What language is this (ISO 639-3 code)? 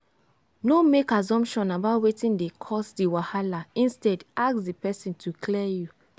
pcm